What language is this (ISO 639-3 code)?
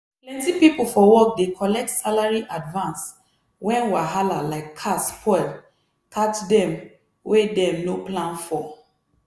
pcm